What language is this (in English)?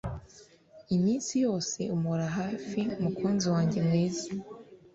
Kinyarwanda